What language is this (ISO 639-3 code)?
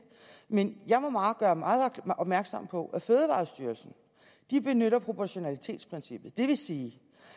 dan